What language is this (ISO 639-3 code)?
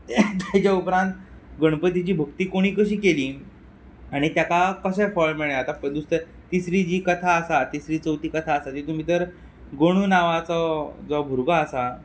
kok